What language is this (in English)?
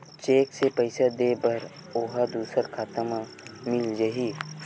Chhattisgarhi